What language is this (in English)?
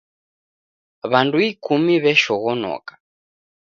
Taita